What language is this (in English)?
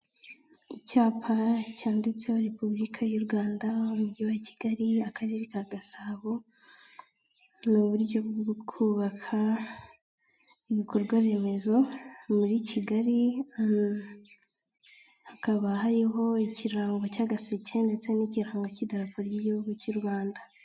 Kinyarwanda